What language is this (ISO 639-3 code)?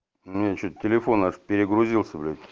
rus